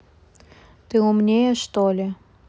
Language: Russian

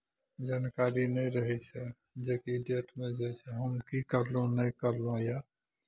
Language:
Maithili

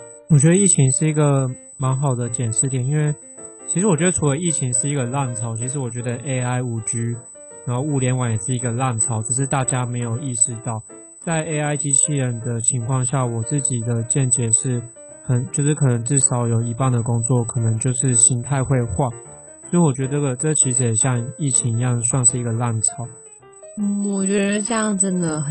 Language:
Chinese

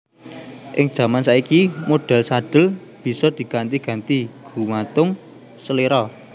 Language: Javanese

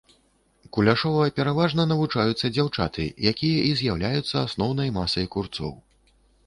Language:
Belarusian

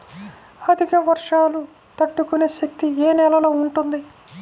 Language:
Telugu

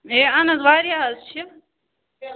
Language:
Kashmiri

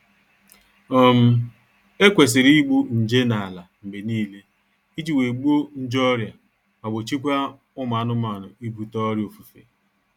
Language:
Igbo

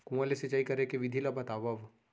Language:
Chhattisgarhi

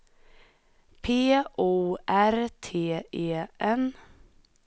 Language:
Swedish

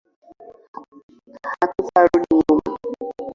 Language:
Swahili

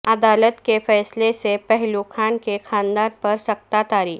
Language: Urdu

